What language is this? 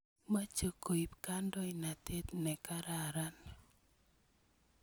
Kalenjin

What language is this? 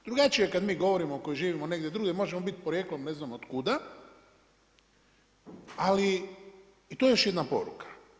Croatian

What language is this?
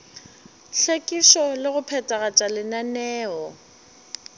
Northern Sotho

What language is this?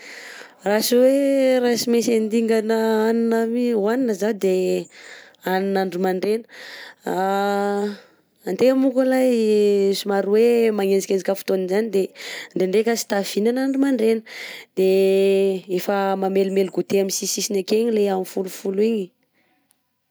Southern Betsimisaraka Malagasy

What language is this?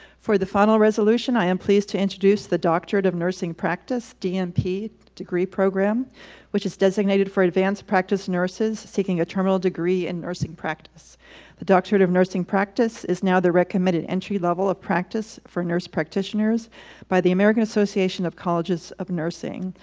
English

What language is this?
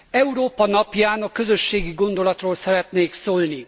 Hungarian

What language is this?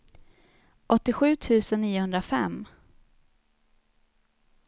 Swedish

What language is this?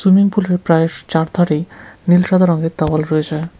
Bangla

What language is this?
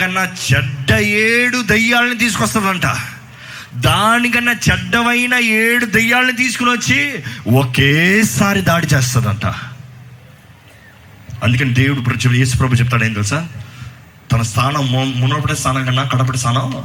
Telugu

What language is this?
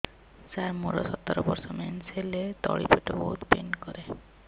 Odia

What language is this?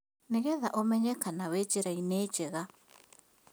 Kikuyu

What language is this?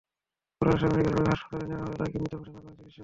Bangla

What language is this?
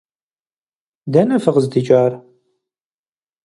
Kabardian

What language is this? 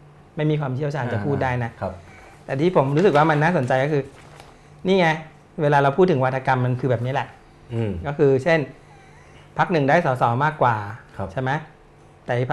Thai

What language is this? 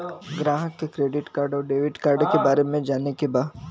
Bhojpuri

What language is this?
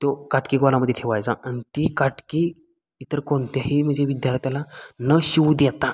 Marathi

